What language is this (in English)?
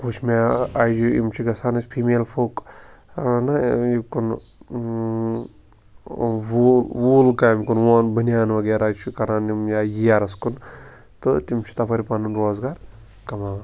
Kashmiri